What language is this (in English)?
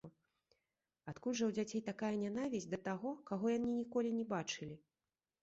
Belarusian